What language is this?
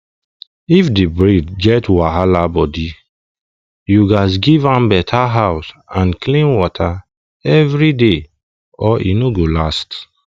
Nigerian Pidgin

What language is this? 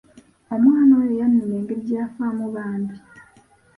Ganda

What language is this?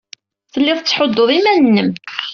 Kabyle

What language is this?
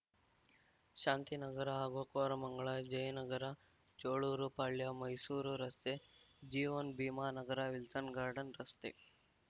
Kannada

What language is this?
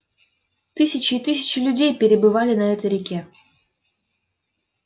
Russian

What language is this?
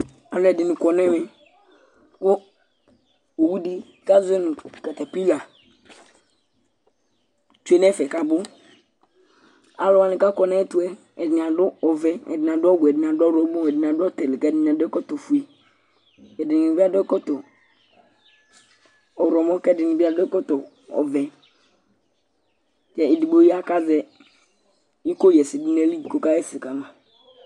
Ikposo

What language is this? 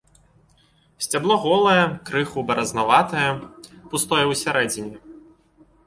Belarusian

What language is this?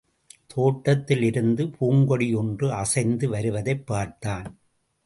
Tamil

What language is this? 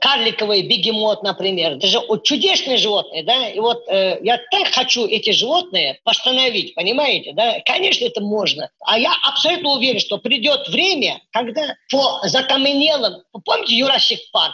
Russian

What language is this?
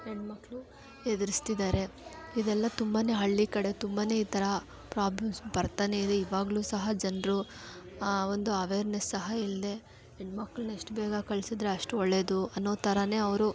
Kannada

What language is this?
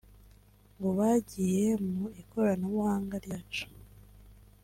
Kinyarwanda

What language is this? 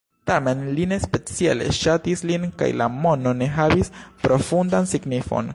Esperanto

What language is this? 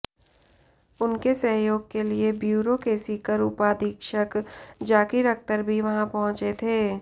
Hindi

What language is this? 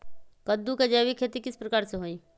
Magahi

